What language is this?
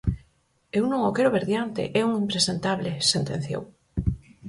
Galician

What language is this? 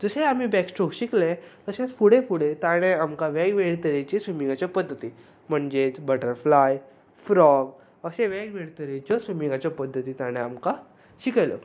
Konkani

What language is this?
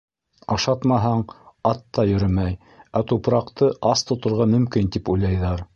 Bashkir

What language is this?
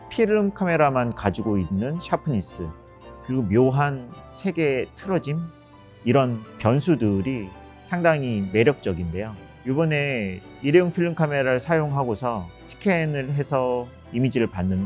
Korean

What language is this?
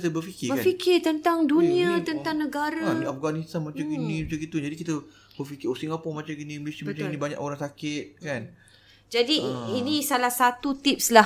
Malay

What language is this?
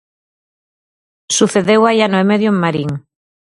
Galician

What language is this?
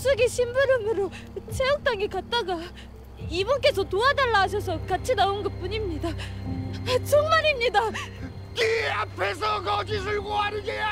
Korean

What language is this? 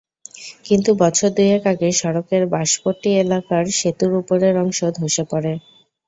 Bangla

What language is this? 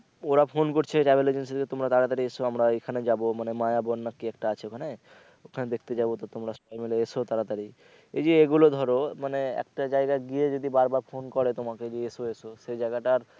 Bangla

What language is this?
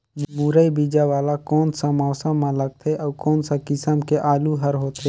Chhattisgarhi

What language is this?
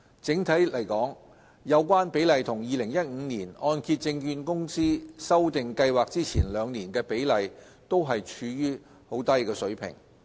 Cantonese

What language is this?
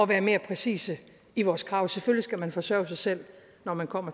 Danish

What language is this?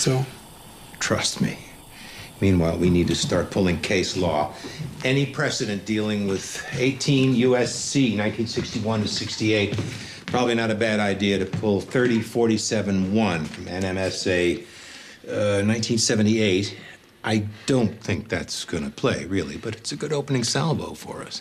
Hebrew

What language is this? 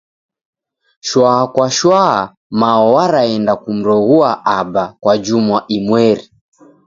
Taita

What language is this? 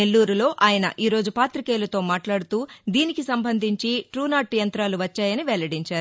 Telugu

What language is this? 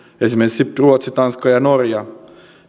Finnish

